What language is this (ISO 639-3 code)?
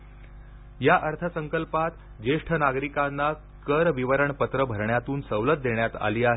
mar